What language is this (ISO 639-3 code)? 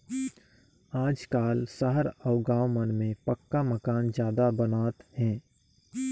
hne